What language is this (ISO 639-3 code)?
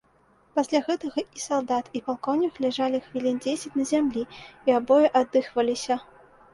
bel